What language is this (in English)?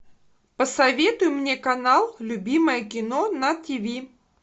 Russian